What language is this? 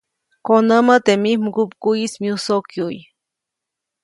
Copainalá Zoque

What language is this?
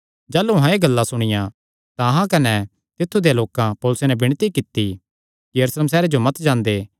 Kangri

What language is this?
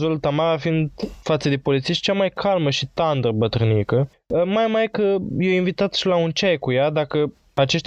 Romanian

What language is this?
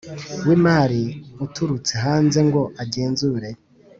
Kinyarwanda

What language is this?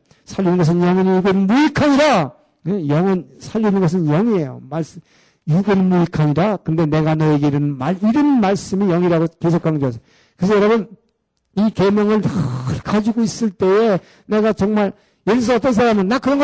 Korean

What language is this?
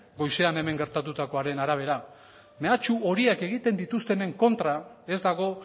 Basque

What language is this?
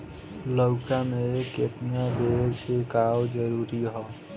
Bhojpuri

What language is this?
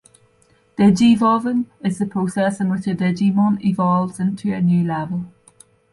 English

